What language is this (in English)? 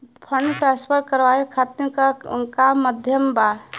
Bhojpuri